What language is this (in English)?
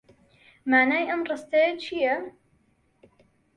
Central Kurdish